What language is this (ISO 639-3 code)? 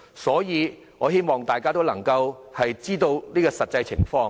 yue